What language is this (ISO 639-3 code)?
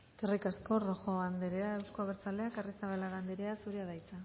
eus